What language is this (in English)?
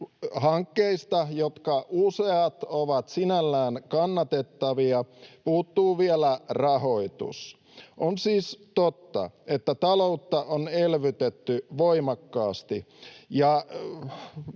Finnish